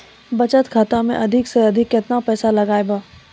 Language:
Maithili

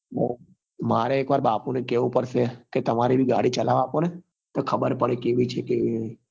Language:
Gujarati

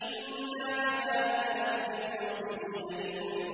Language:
Arabic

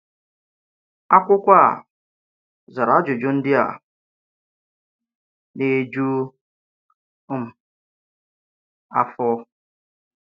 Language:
Igbo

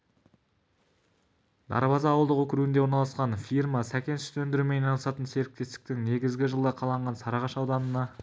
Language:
Kazakh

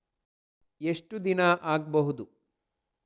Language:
Kannada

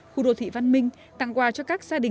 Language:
Vietnamese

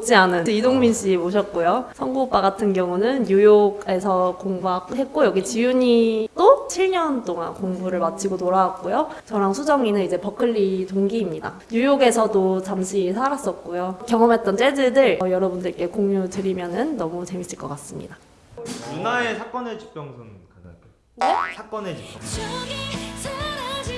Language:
Korean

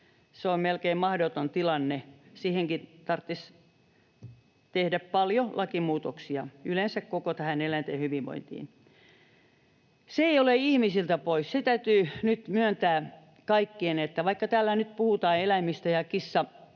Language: Finnish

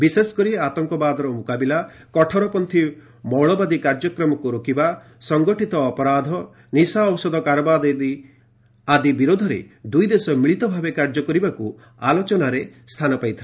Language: Odia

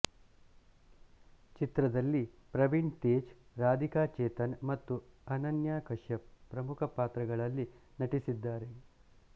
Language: Kannada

